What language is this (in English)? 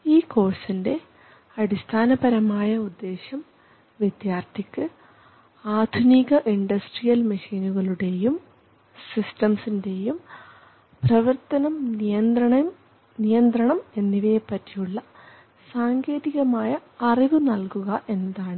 Malayalam